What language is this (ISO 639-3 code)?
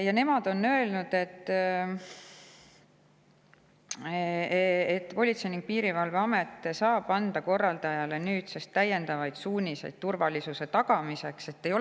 est